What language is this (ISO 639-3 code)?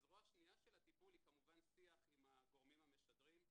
heb